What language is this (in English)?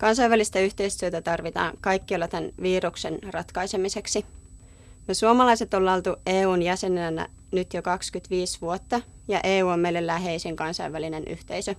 Finnish